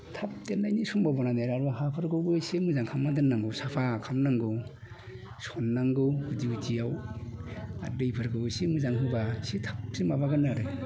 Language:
Bodo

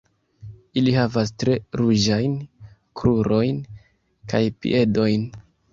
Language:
Esperanto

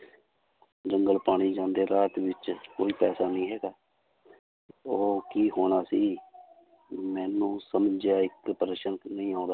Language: Punjabi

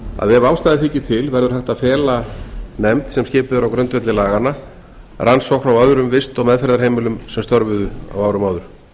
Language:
Icelandic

